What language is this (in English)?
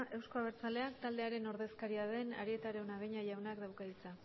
Basque